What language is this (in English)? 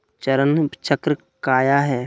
Magahi